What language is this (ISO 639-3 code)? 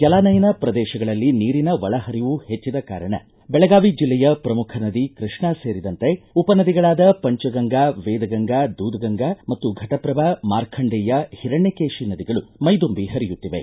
kan